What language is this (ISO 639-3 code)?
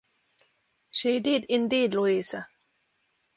eng